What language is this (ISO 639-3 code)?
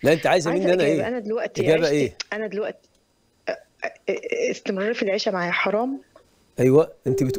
ara